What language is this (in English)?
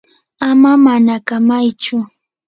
Yanahuanca Pasco Quechua